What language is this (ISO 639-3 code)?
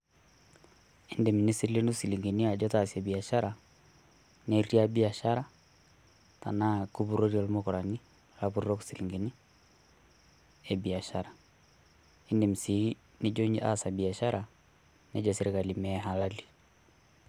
mas